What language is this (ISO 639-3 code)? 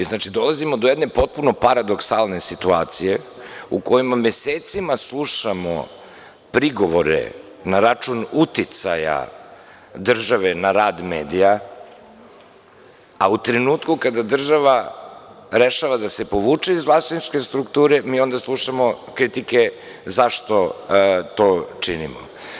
srp